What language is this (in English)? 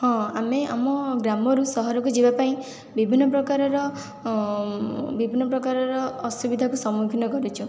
Odia